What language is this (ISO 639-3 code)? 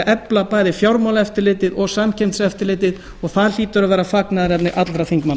isl